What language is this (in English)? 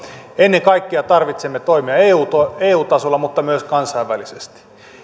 Finnish